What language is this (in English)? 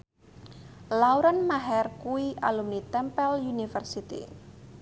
Javanese